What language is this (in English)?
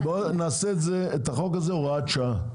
Hebrew